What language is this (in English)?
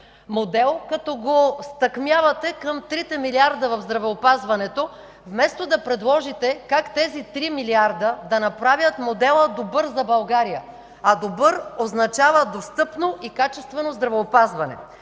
Bulgarian